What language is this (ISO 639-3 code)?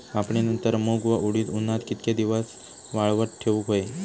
mar